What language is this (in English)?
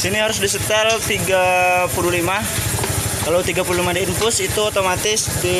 Indonesian